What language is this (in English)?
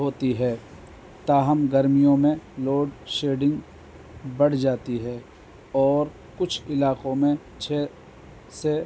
Urdu